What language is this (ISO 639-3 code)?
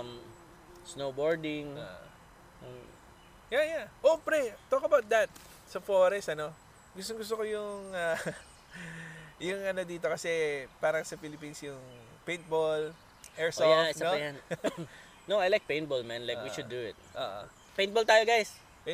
fil